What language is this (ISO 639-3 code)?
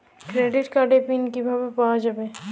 ben